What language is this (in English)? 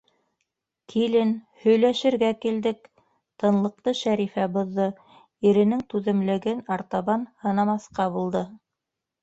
Bashkir